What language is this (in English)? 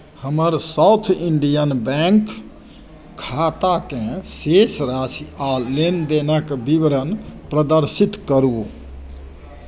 Maithili